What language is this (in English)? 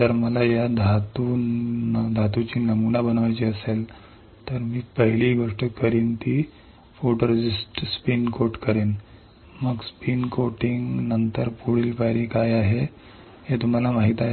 Marathi